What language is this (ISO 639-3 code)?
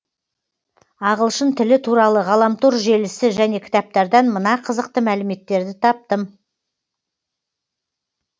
kaz